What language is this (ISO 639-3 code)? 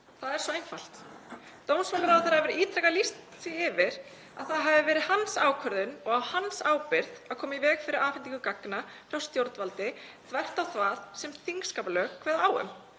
isl